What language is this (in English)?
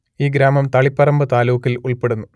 Malayalam